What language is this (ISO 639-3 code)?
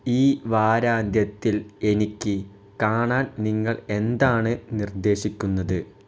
mal